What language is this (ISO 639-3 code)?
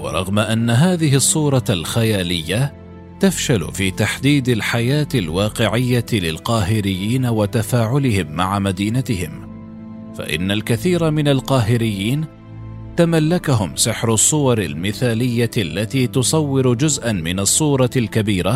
ara